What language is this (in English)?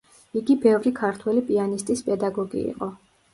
Georgian